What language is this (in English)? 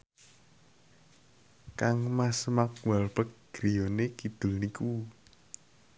Javanese